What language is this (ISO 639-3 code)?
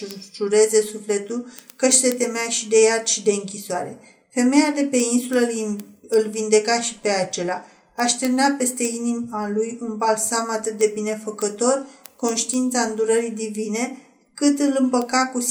ron